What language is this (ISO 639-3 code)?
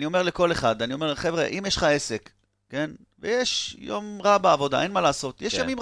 heb